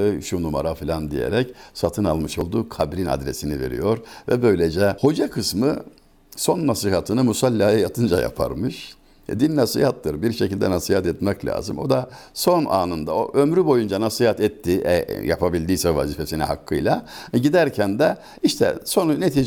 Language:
Turkish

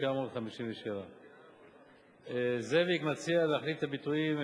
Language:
Hebrew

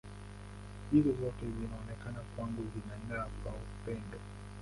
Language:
Swahili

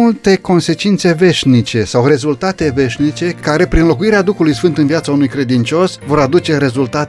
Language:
Romanian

